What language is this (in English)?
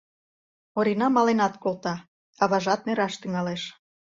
Mari